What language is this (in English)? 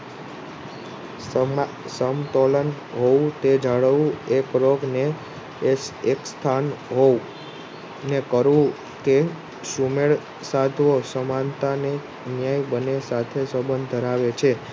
Gujarati